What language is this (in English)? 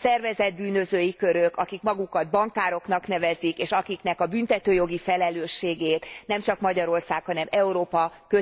Hungarian